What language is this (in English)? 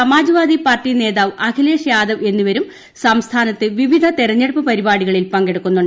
Malayalam